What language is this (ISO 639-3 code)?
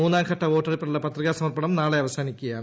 mal